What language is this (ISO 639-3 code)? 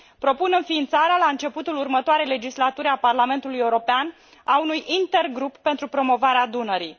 ron